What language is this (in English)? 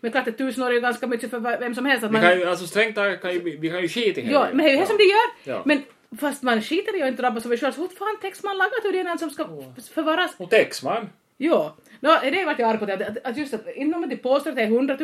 Swedish